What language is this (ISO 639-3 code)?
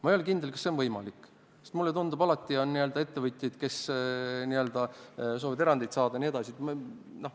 est